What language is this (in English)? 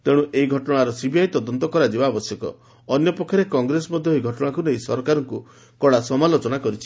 Odia